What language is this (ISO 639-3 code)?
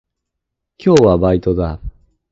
jpn